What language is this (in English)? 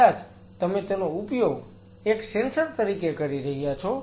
Gujarati